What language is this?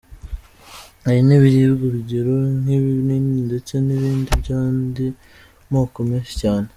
Kinyarwanda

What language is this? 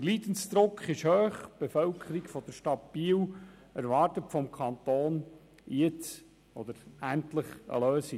Swiss German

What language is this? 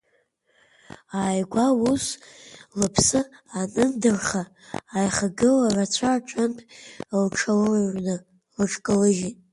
Abkhazian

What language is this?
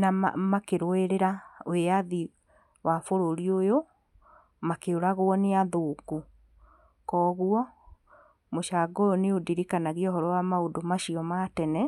Kikuyu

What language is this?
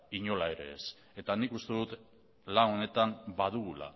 Basque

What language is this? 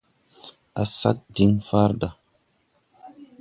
Tupuri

